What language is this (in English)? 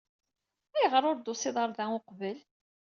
Kabyle